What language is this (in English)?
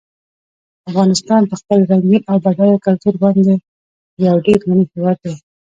Pashto